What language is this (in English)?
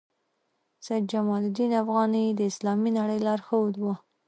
Pashto